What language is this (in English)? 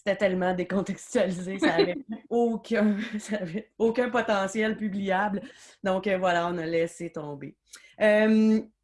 French